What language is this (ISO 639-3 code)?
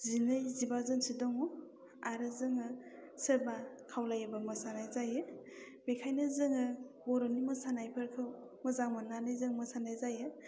brx